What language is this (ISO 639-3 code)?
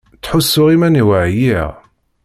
kab